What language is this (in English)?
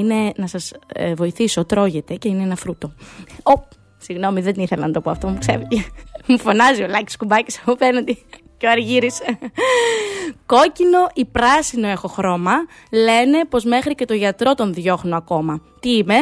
Greek